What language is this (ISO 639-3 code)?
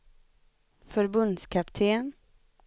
swe